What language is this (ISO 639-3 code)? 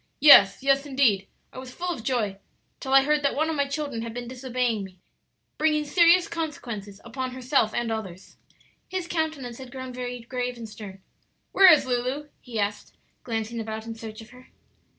eng